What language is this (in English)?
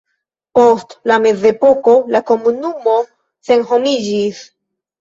Esperanto